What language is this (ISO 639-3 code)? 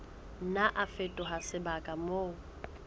sot